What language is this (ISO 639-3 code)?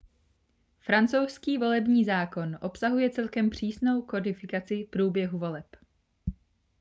ces